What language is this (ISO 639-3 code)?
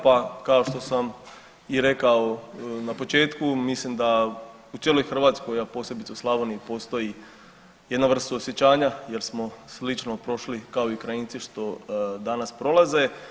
hrv